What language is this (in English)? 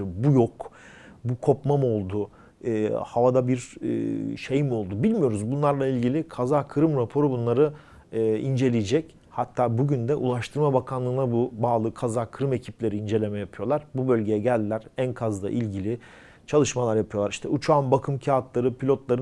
Turkish